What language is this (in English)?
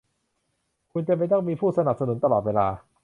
Thai